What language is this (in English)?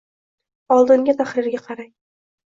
Uzbek